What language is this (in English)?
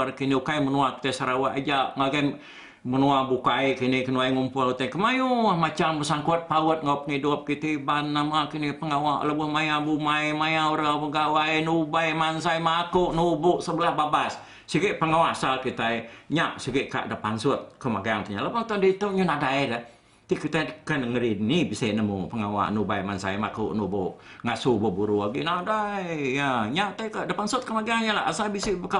Malay